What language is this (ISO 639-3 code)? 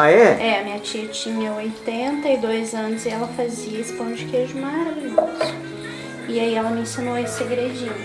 por